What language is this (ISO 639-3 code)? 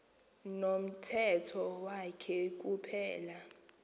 xho